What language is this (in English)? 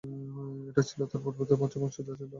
Bangla